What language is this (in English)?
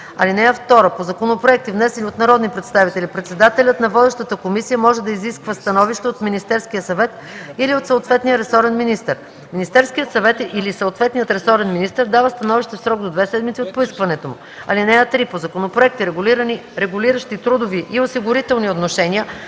Bulgarian